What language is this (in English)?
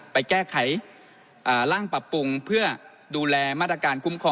Thai